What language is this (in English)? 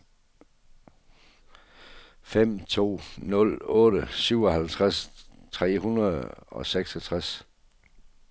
Danish